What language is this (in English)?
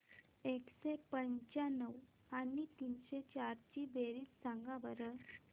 Marathi